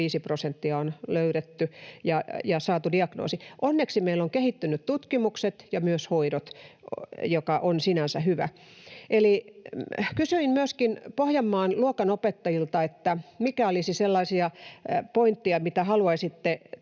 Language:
Finnish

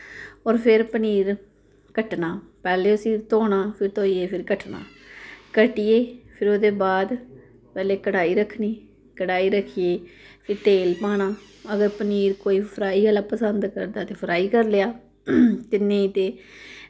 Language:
Dogri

